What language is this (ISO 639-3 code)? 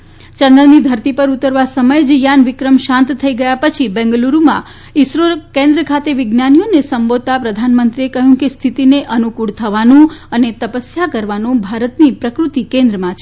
guj